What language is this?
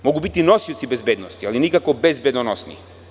Serbian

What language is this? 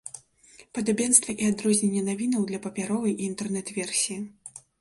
Belarusian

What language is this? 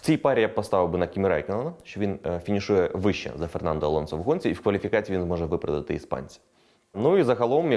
Ukrainian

